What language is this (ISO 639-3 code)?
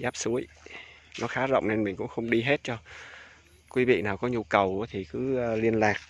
vie